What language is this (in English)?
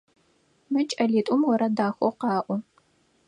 Adyghe